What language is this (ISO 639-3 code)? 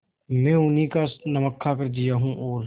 hin